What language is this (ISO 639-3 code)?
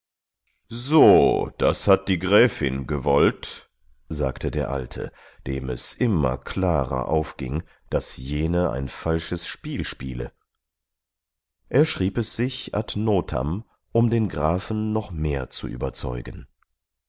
deu